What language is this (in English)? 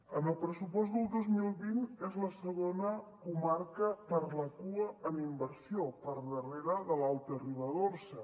Catalan